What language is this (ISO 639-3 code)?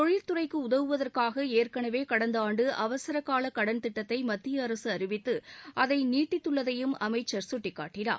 tam